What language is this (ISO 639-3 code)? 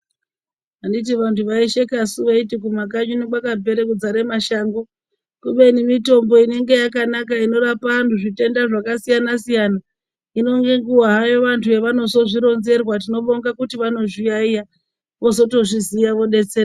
ndc